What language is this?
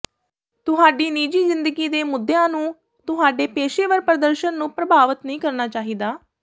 Punjabi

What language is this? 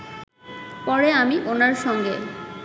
Bangla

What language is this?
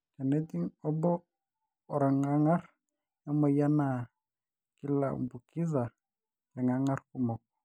Masai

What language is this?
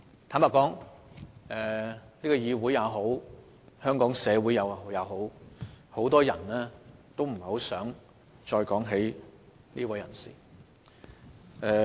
Cantonese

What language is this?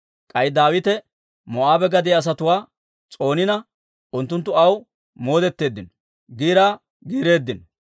Dawro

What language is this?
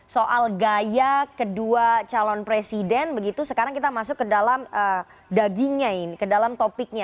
Indonesian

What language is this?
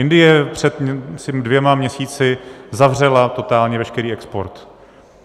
Czech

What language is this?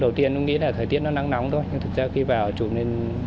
Vietnamese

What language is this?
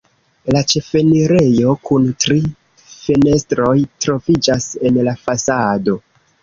Esperanto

